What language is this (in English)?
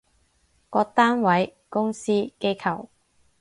Cantonese